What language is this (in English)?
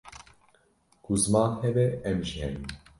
Kurdish